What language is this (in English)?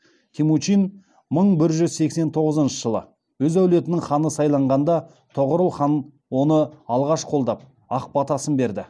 Kazakh